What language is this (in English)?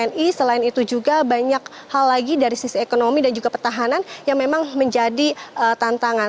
Indonesian